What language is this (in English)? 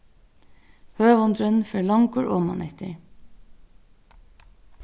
Faroese